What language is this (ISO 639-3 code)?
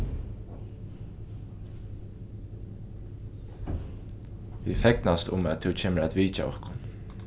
fao